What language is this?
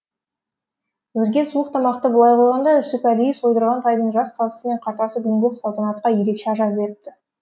Kazakh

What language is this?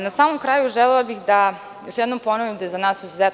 Serbian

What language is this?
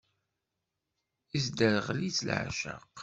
Kabyle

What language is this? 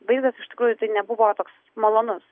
Lithuanian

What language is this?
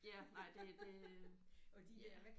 Danish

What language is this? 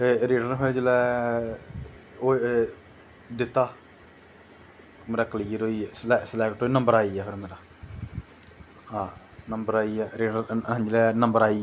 Dogri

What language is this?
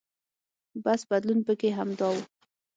Pashto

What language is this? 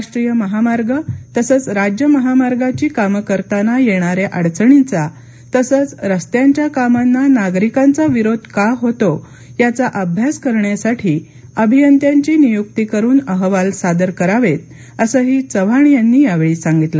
Marathi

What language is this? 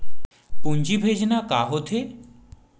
Chhattisgarhi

